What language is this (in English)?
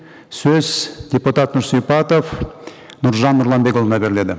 Kazakh